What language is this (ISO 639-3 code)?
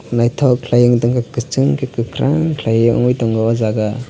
trp